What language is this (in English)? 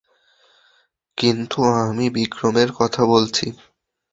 Bangla